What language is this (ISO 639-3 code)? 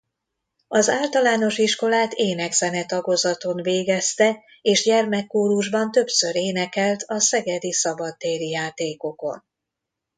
hun